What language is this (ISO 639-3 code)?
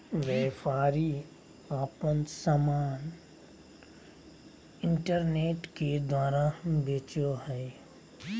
mag